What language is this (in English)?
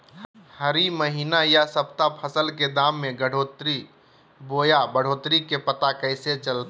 Magahi